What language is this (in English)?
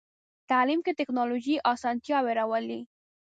Pashto